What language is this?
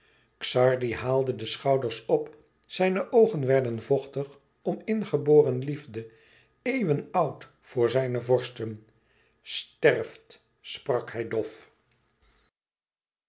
Dutch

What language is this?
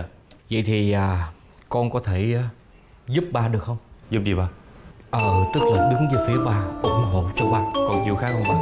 Vietnamese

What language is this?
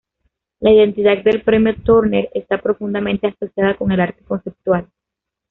Spanish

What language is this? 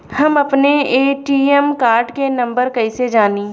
Bhojpuri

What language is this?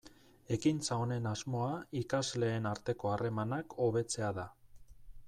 Basque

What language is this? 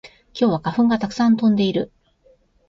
Japanese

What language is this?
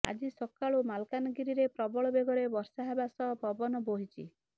Odia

